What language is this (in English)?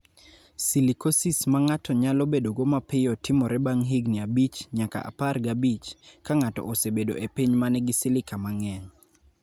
Luo (Kenya and Tanzania)